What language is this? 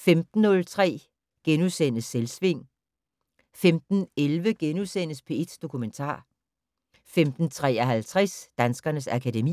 Danish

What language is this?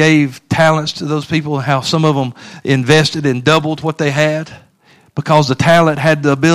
English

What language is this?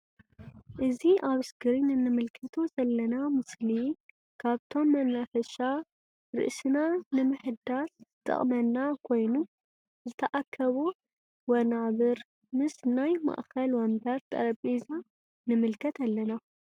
Tigrinya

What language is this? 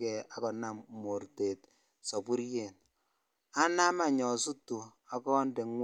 Kalenjin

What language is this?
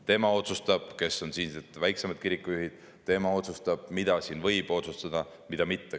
Estonian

